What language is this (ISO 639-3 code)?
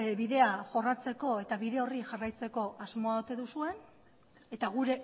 eus